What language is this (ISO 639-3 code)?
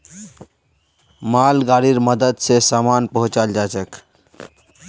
mag